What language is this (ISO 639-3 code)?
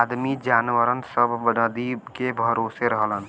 bho